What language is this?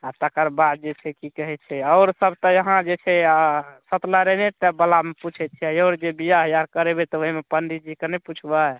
Maithili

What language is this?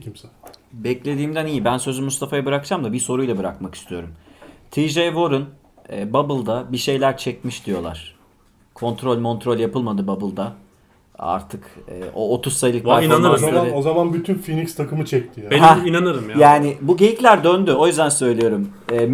Turkish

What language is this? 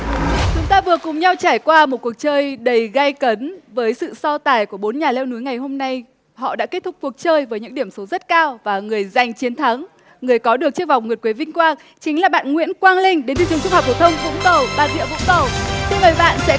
Vietnamese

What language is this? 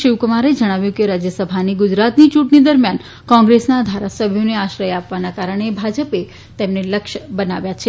Gujarati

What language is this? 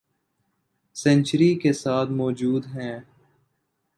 Urdu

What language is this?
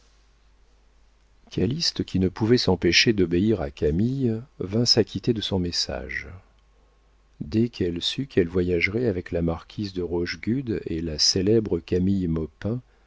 French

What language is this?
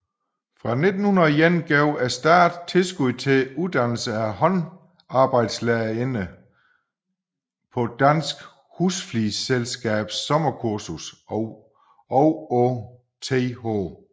Danish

